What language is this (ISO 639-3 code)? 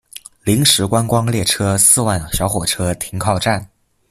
zho